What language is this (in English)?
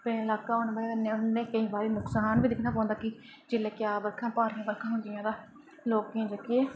Dogri